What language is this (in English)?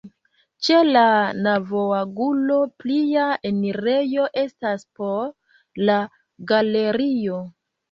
Esperanto